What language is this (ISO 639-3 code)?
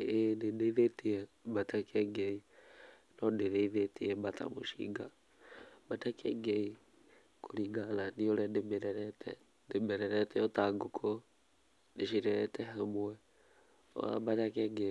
kik